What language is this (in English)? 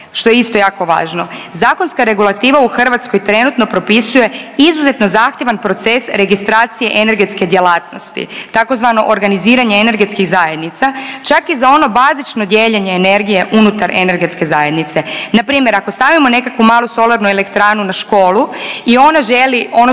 Croatian